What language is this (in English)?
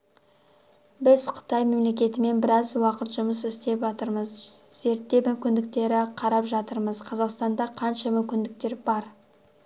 Kazakh